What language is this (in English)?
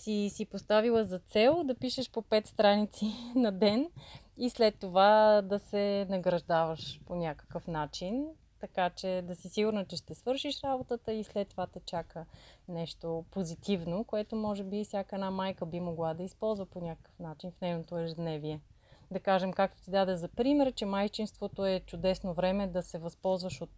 Bulgarian